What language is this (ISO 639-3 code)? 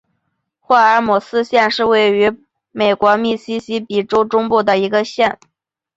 zho